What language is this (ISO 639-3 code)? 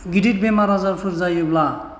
brx